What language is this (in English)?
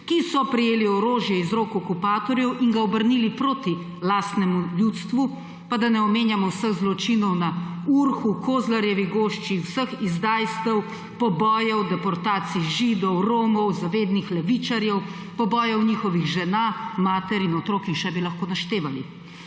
Slovenian